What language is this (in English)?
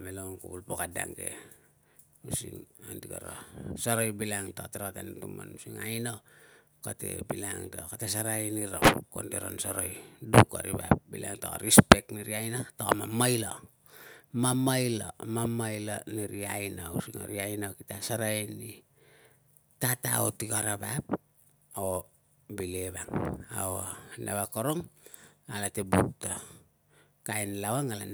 Tungag